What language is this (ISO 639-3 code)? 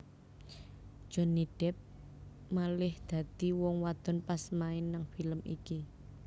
jav